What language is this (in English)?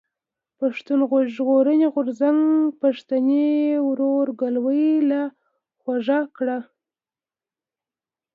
Pashto